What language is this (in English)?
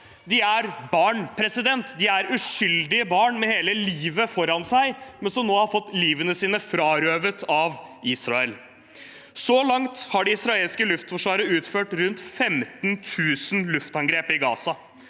Norwegian